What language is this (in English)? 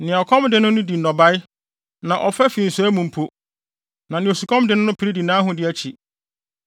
Akan